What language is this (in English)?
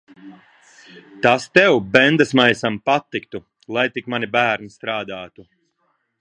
Latvian